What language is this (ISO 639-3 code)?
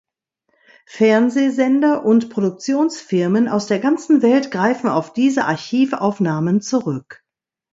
deu